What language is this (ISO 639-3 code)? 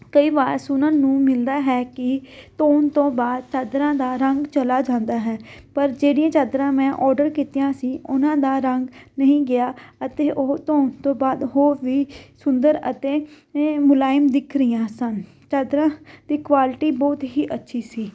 pan